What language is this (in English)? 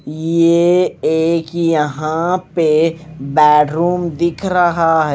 Hindi